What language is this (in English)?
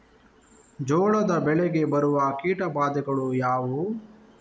Kannada